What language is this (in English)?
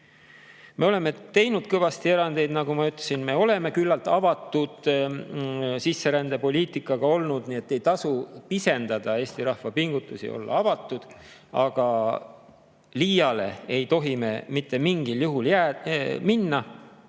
Estonian